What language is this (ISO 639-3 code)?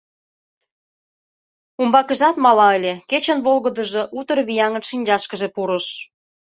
chm